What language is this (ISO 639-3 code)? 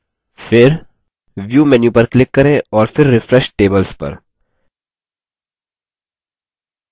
hin